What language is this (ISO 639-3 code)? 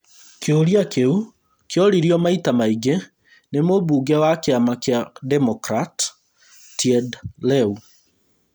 kik